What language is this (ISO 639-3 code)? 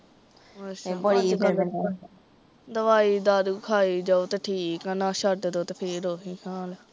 pan